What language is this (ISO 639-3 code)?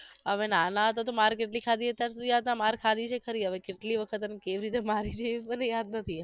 guj